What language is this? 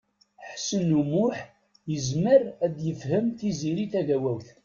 Kabyle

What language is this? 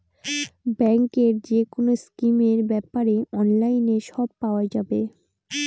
Bangla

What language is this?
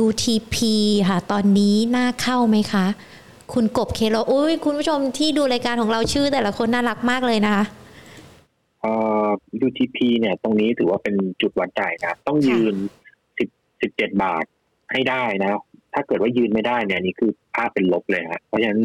Thai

